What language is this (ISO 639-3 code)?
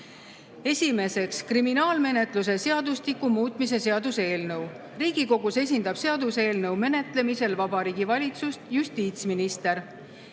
est